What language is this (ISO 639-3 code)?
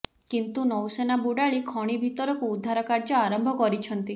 ori